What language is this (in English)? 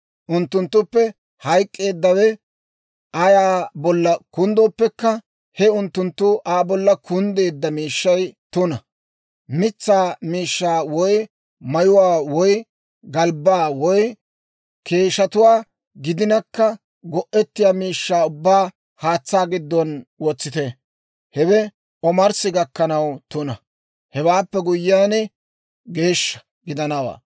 Dawro